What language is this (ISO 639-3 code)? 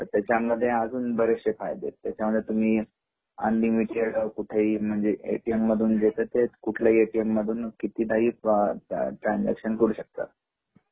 mar